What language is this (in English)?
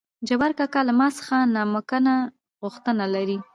Pashto